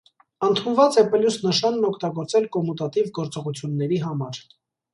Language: Armenian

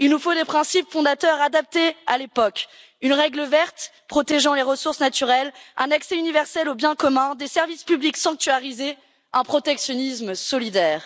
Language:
French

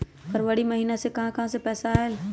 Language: Magahi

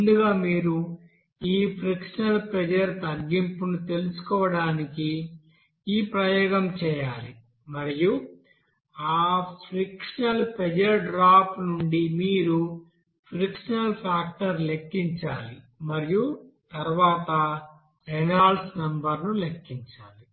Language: Telugu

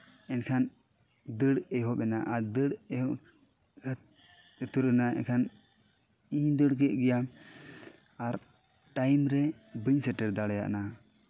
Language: Santali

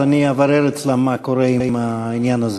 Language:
Hebrew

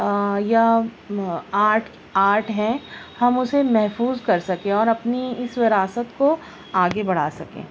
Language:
Urdu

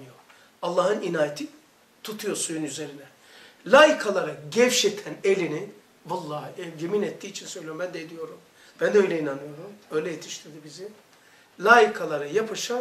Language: Turkish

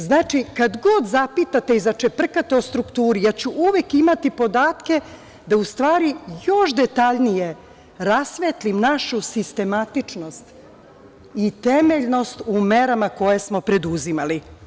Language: Serbian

